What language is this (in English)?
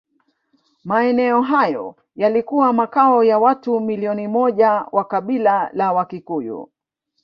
Swahili